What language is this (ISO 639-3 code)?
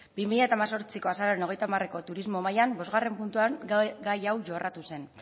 eus